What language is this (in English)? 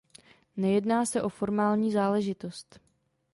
Czech